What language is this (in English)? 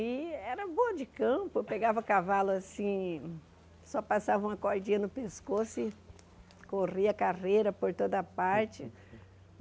Portuguese